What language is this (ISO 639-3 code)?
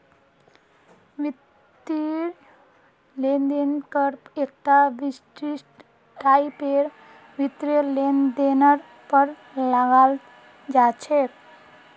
mag